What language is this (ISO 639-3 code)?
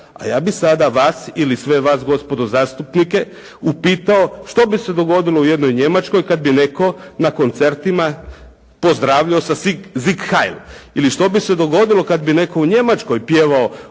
hrv